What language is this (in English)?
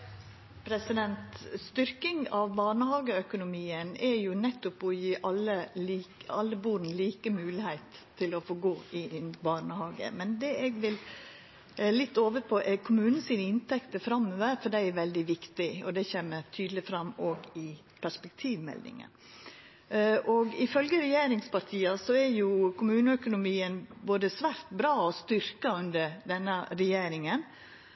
Norwegian Nynorsk